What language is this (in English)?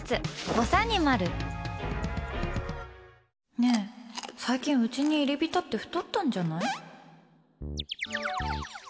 Japanese